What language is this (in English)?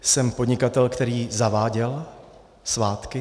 Czech